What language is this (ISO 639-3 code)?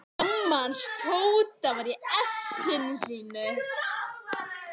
isl